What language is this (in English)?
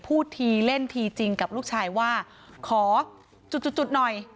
Thai